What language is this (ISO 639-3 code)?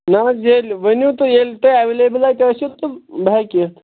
kas